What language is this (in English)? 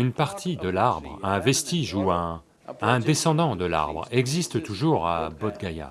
French